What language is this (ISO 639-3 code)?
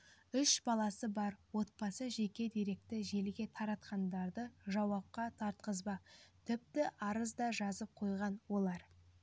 kaz